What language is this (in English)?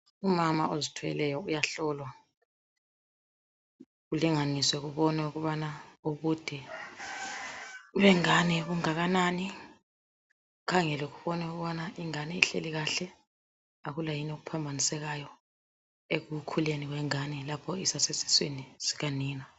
North Ndebele